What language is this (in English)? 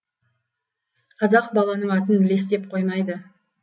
Kazakh